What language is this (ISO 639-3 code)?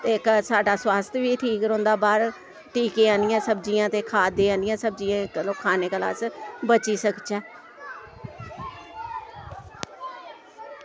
doi